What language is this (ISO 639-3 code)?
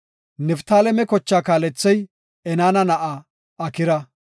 gof